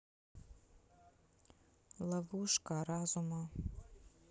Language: Russian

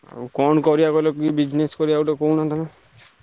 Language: Odia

